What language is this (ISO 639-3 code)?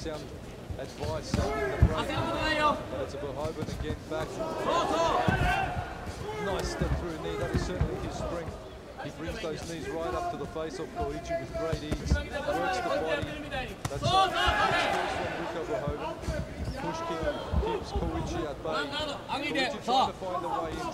eng